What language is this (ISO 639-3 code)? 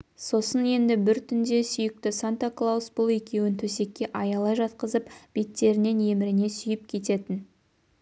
kaz